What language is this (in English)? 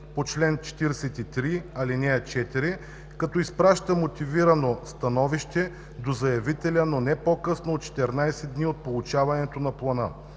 Bulgarian